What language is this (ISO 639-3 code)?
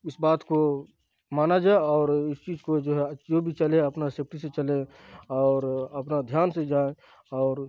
urd